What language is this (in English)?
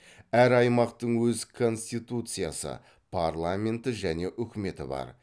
Kazakh